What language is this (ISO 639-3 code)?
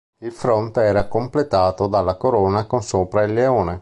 ita